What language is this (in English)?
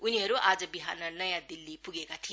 Nepali